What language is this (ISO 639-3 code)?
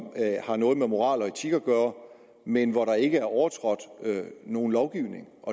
dan